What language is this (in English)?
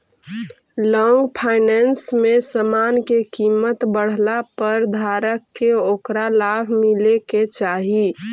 Magahi